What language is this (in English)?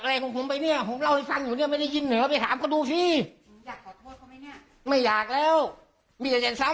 Thai